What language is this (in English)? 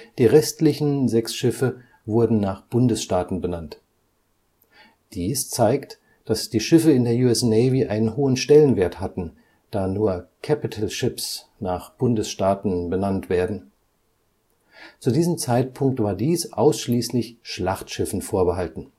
German